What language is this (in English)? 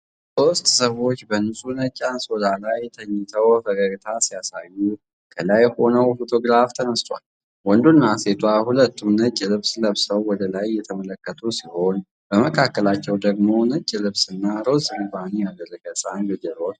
Amharic